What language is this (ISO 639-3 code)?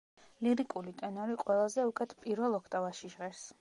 kat